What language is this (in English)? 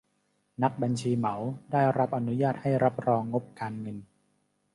Thai